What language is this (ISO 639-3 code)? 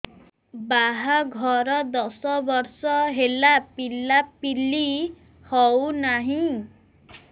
ori